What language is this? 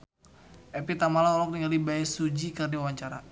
Sundanese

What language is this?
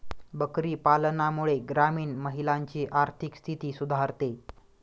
Marathi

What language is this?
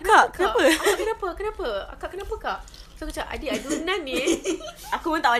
Malay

